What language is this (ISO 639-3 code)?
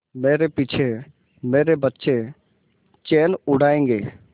hin